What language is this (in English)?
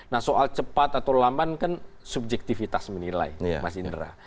Indonesian